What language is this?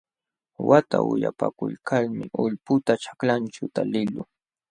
Jauja Wanca Quechua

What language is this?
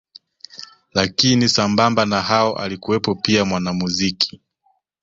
Swahili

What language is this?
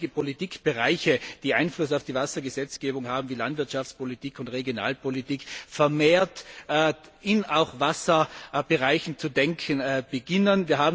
German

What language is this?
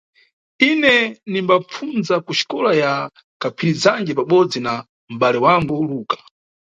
Nyungwe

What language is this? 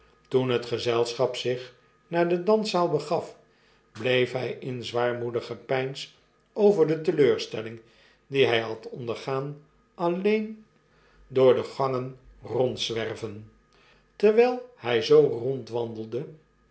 Dutch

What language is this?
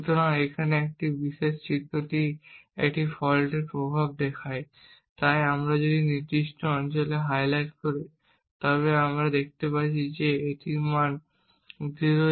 Bangla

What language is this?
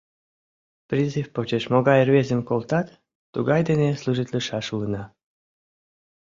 Mari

